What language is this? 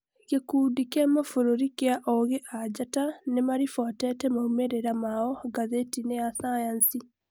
Kikuyu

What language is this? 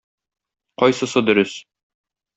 Tatar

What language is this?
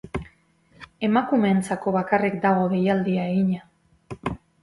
Basque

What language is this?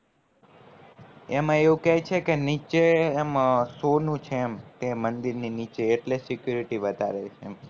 Gujarati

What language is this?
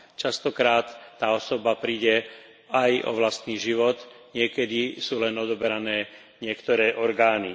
Slovak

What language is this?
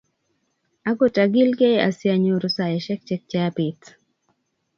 Kalenjin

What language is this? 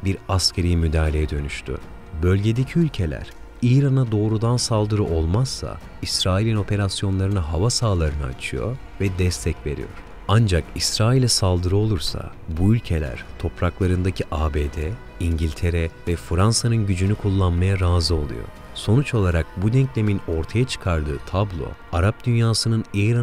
Turkish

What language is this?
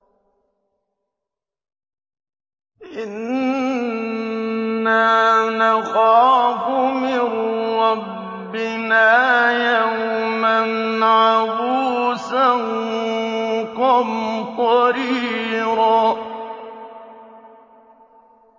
Arabic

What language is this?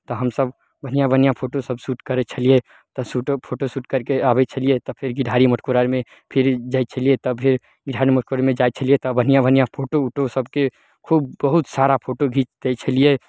Maithili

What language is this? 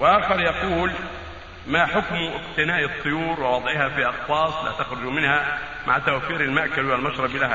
Arabic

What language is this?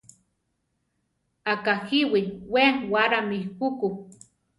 Central Tarahumara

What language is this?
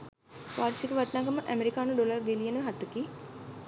Sinhala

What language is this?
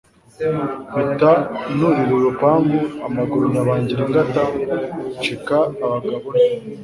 Kinyarwanda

